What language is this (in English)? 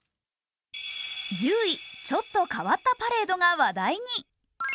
Japanese